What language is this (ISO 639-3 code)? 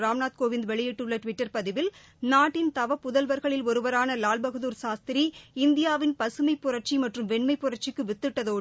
tam